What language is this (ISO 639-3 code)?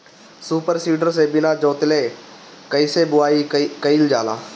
bho